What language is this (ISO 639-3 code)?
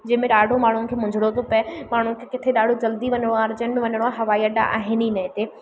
snd